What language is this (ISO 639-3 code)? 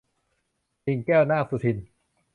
tha